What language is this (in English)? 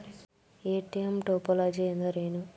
Kannada